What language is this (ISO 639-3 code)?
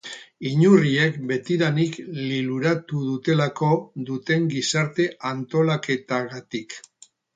eus